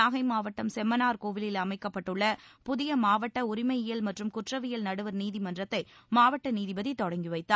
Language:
Tamil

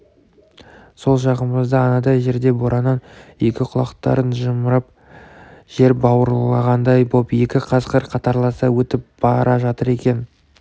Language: Kazakh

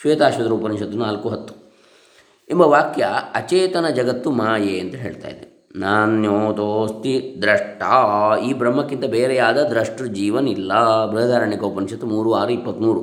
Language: Kannada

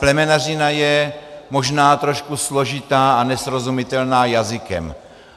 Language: Czech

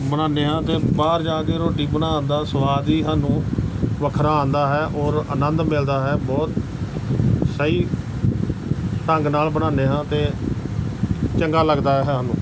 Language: Punjabi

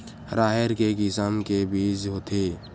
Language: Chhattisgarhi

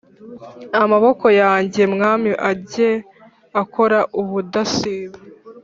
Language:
Kinyarwanda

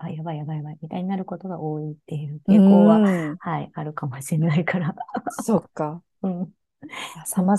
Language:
Japanese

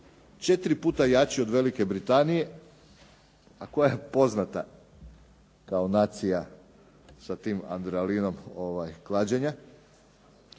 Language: Croatian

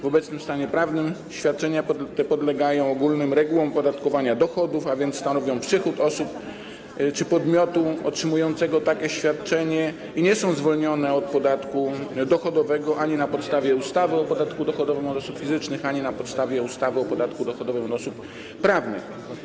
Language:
Polish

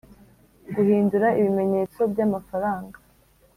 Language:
Kinyarwanda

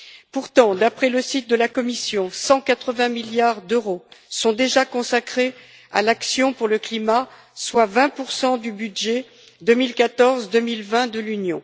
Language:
French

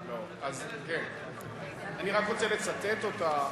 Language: Hebrew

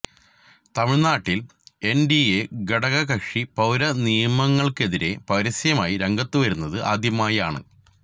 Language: Malayalam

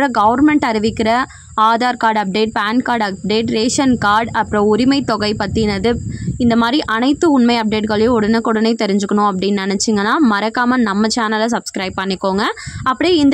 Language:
Tamil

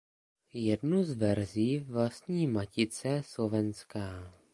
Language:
Czech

